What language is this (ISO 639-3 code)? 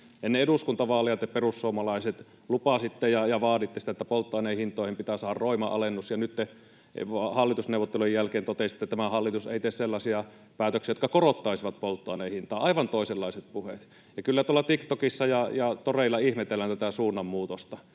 fin